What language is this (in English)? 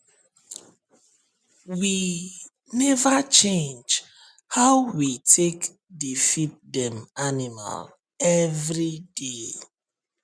Nigerian Pidgin